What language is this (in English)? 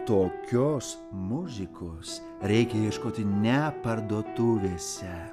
Lithuanian